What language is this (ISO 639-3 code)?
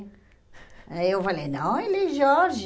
por